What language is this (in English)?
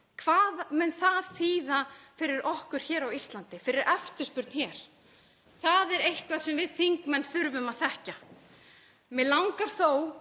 Icelandic